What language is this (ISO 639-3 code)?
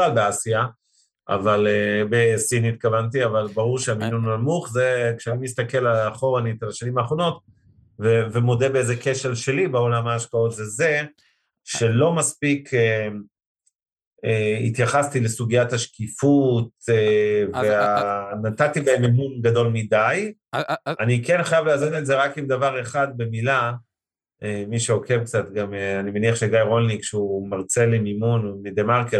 heb